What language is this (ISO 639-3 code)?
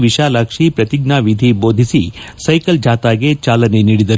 kan